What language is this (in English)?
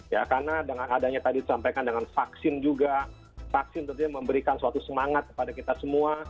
Indonesian